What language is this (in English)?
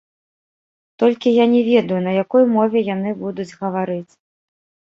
Belarusian